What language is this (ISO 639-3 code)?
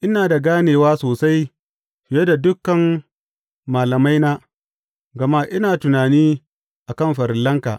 hau